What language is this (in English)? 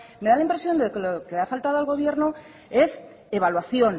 Spanish